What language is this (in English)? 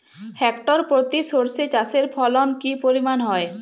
Bangla